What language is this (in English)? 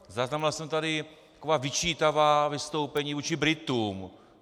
Czech